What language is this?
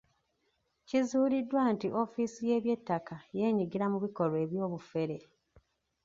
Ganda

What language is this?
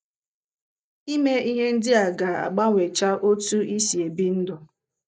Igbo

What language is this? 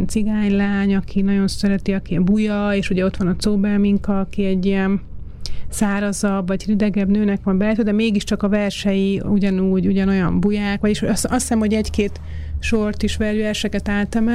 Hungarian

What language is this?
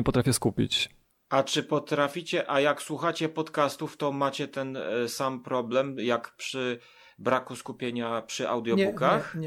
Polish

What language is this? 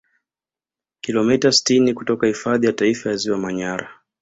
Swahili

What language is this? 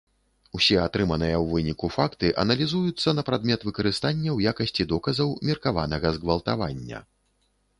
Belarusian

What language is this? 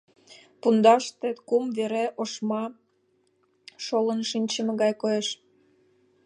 Mari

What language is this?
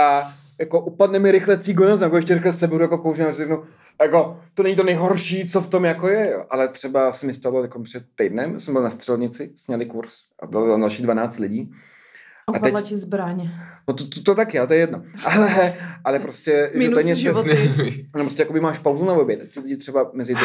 Czech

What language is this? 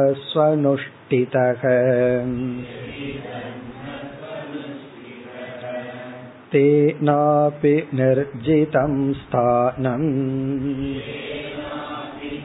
Tamil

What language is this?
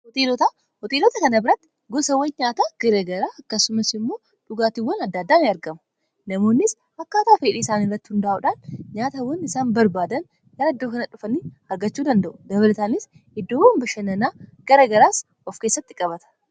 Oromo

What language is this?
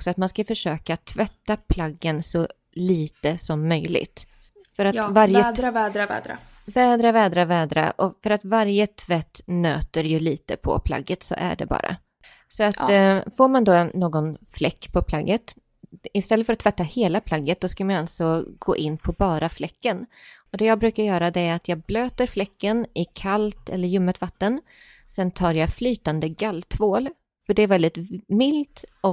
Swedish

